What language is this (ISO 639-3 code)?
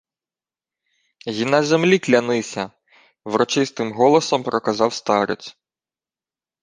ukr